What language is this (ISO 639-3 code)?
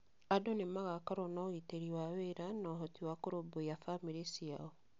kik